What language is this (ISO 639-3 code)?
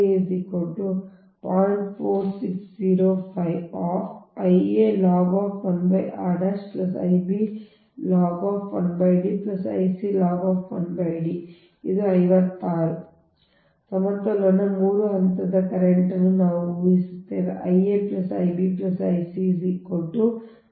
kan